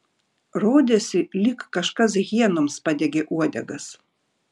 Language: Lithuanian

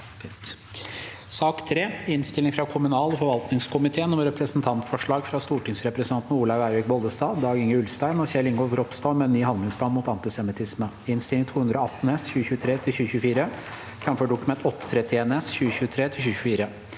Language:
Norwegian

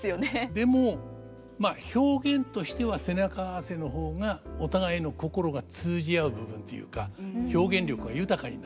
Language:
Japanese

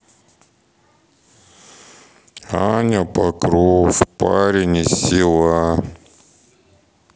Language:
Russian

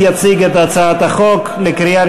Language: Hebrew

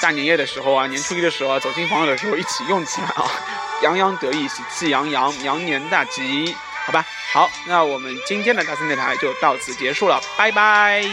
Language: Chinese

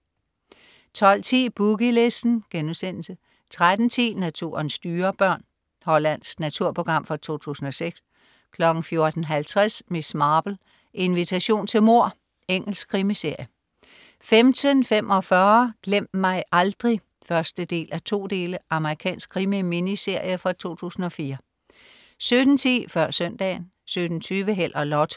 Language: Danish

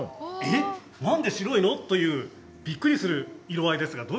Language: Japanese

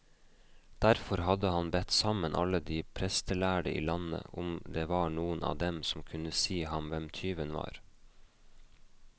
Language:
Norwegian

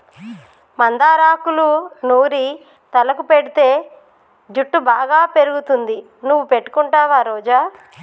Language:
Telugu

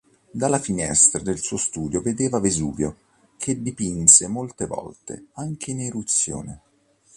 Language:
Italian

